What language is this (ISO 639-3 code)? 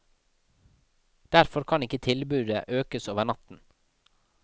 nor